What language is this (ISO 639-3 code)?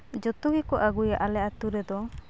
sat